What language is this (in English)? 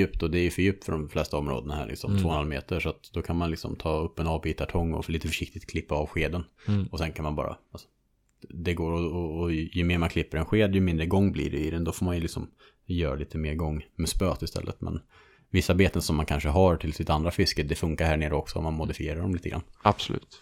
Swedish